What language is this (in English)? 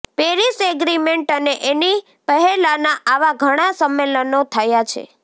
Gujarati